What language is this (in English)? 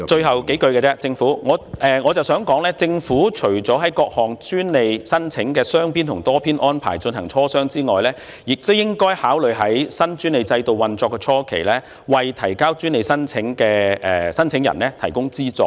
Cantonese